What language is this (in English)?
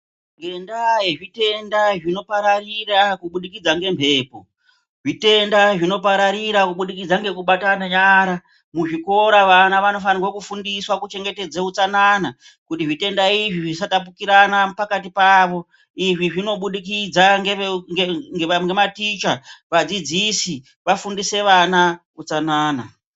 Ndau